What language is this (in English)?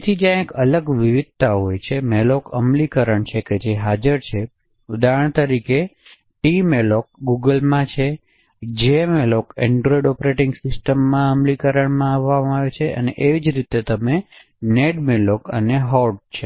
Gujarati